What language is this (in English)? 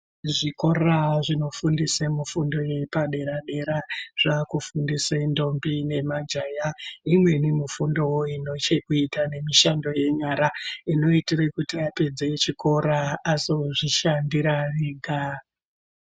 Ndau